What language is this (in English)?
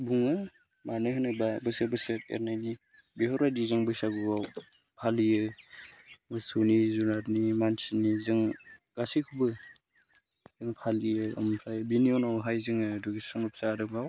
Bodo